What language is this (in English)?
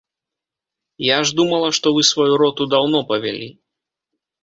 Belarusian